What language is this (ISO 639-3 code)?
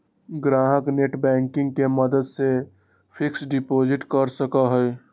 mag